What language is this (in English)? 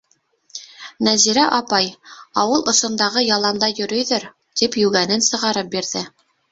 Bashkir